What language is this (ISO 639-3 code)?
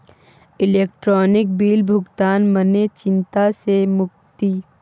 mai